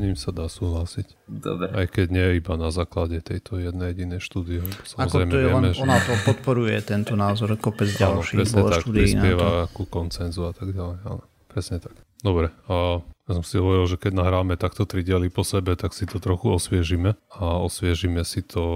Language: Slovak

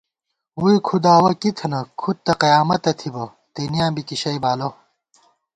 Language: Gawar-Bati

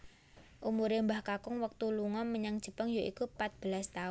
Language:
Javanese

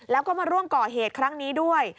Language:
Thai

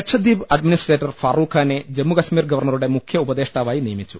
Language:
Malayalam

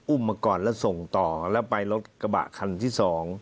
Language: Thai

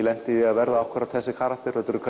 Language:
Icelandic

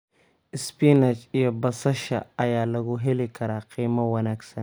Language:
Somali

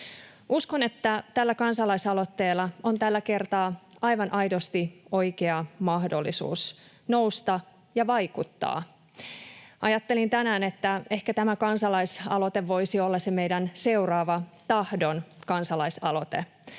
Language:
Finnish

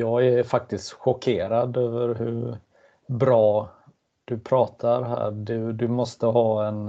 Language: Swedish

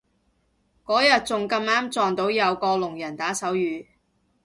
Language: Cantonese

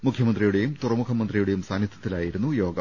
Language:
Malayalam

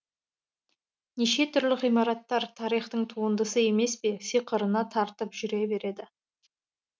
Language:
Kazakh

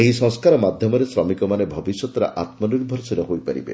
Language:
Odia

